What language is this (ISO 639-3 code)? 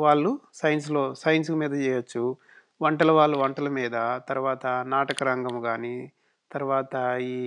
tel